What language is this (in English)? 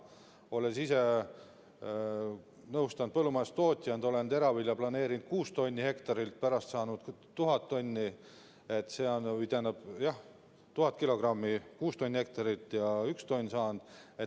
Estonian